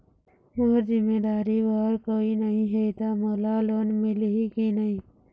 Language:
Chhattisgarhi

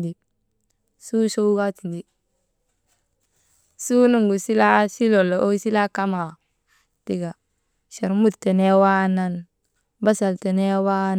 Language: Maba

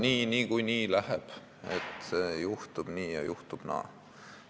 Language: Estonian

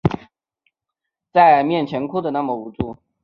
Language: Chinese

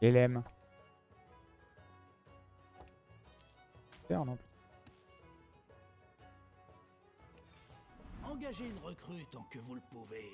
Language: French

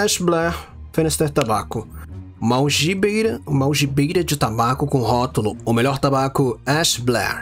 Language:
Portuguese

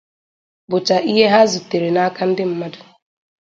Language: Igbo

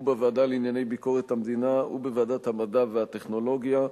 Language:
Hebrew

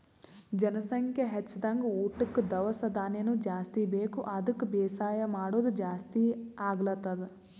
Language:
Kannada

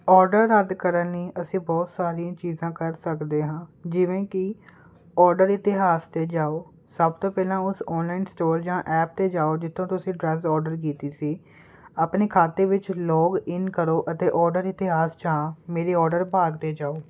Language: Punjabi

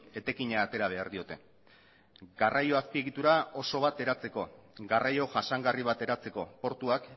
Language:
Basque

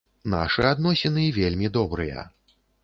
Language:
Belarusian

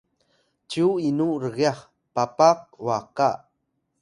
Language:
Atayal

